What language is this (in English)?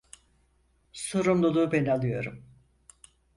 Turkish